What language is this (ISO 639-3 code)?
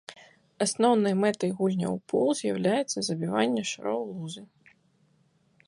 bel